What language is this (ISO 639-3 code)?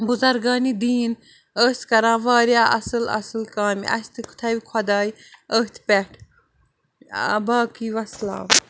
kas